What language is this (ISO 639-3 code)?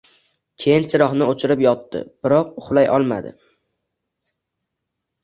uzb